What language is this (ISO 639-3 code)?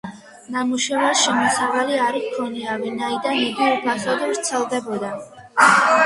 kat